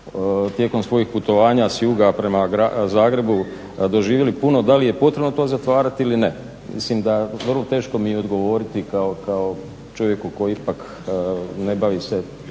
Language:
Croatian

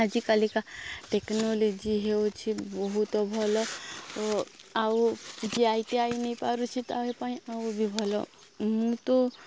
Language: Odia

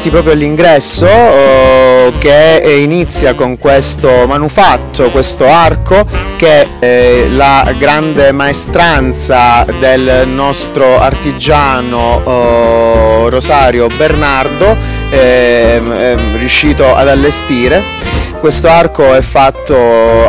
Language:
Italian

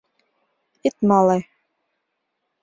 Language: Mari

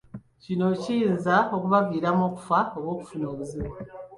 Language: Ganda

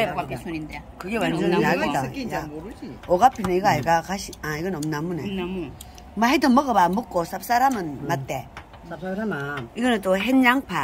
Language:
Korean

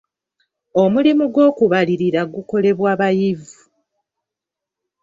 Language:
Ganda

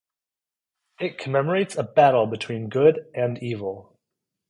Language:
English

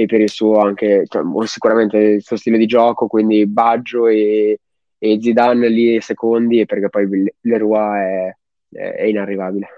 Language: Italian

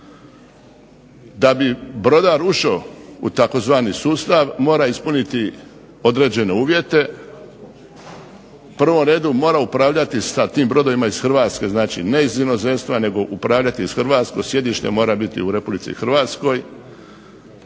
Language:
Croatian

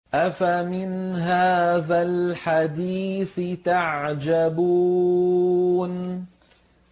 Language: Arabic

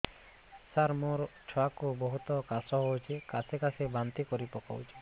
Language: Odia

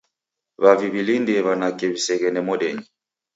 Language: Taita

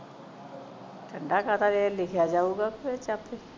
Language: Punjabi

